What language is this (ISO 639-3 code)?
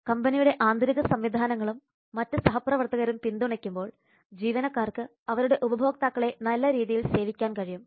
mal